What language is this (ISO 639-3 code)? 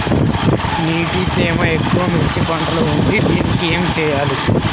tel